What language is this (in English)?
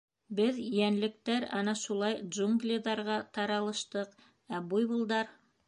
Bashkir